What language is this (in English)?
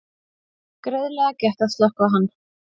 Icelandic